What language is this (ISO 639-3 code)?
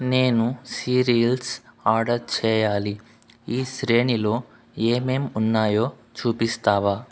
tel